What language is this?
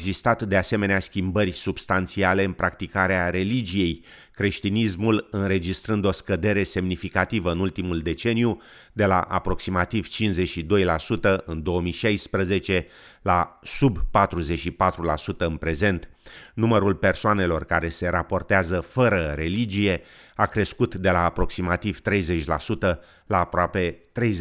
Romanian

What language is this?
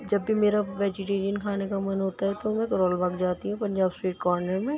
Urdu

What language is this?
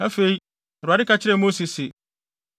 Akan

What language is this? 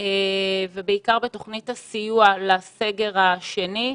Hebrew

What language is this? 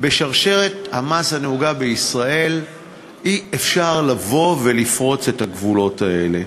Hebrew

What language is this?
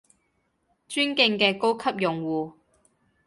Cantonese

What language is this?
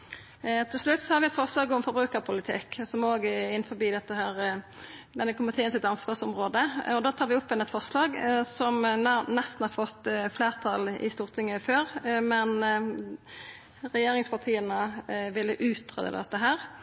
Norwegian Nynorsk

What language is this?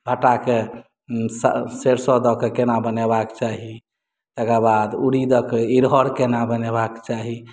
Maithili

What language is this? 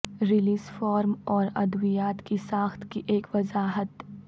Urdu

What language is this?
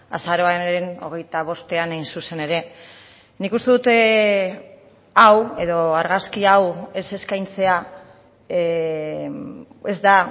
Basque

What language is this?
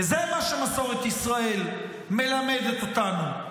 Hebrew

